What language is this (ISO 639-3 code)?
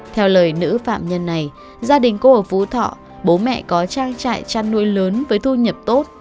vie